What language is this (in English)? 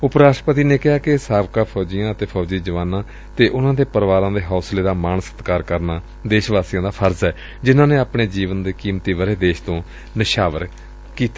Punjabi